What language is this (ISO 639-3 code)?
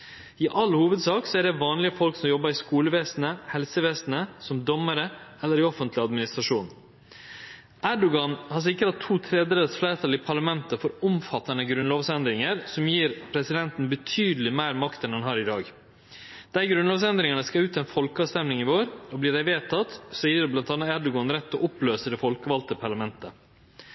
nno